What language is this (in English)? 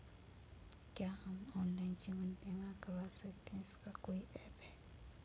Hindi